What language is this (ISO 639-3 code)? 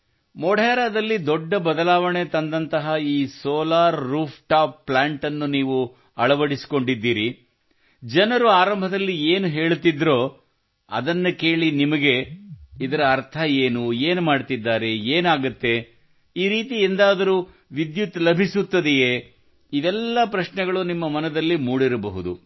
kan